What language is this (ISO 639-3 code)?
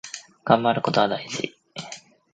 jpn